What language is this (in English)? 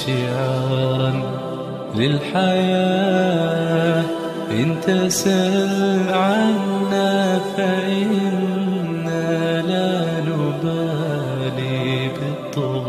Arabic